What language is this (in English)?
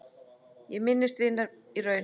Icelandic